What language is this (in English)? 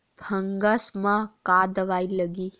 Chhattisgarhi